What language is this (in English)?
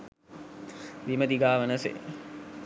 Sinhala